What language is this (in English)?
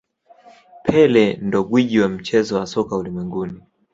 Swahili